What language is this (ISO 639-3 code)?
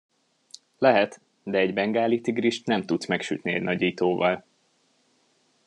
hun